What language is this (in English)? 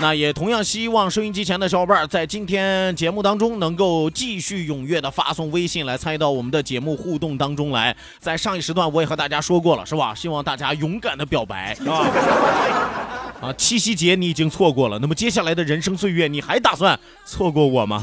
Chinese